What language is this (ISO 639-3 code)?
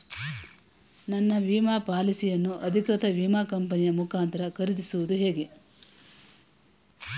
kan